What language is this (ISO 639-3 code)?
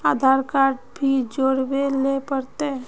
mag